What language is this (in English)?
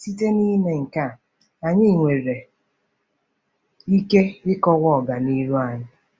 Igbo